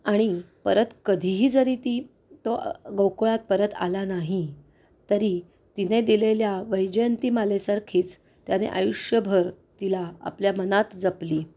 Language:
Marathi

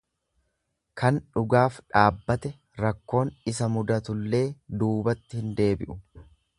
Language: Oromo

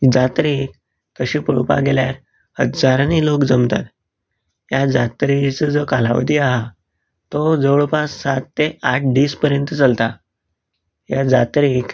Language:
Konkani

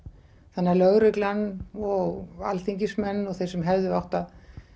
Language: Icelandic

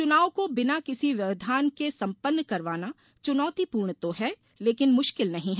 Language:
Hindi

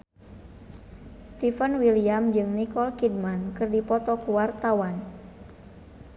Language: Sundanese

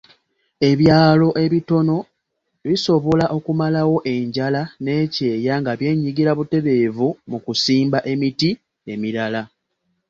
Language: Ganda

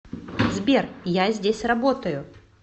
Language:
Russian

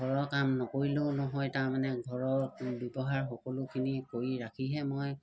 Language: Assamese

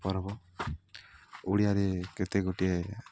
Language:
Odia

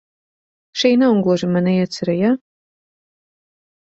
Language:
Latvian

